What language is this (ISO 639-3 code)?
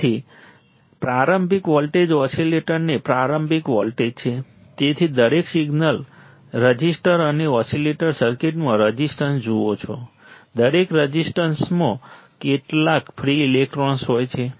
guj